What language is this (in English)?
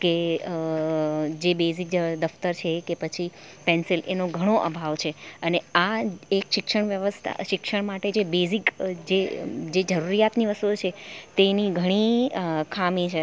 Gujarati